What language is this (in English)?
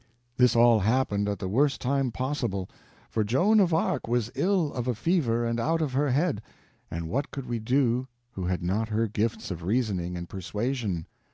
English